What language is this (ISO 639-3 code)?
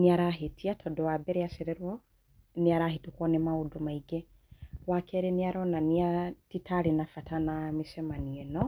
kik